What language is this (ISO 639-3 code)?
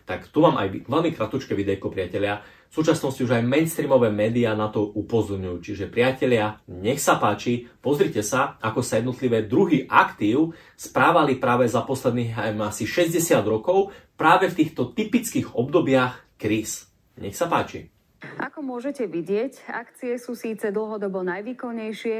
slk